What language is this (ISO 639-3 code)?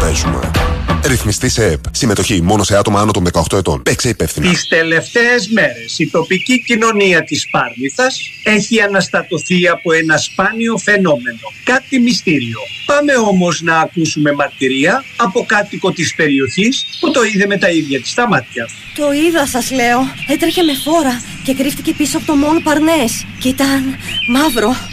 ell